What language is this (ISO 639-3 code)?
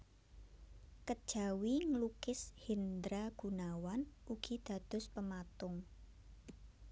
jav